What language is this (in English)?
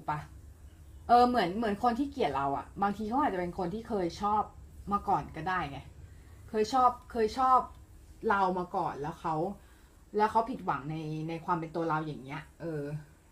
Thai